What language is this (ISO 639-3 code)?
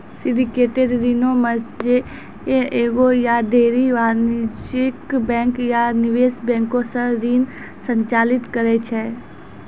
mai